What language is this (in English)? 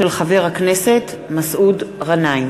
Hebrew